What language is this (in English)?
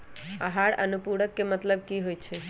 Magahi